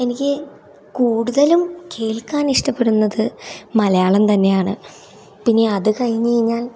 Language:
Malayalam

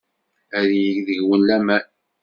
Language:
Kabyle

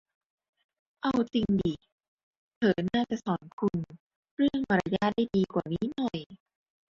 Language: Thai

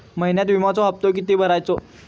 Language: Marathi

